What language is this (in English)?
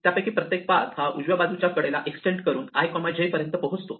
Marathi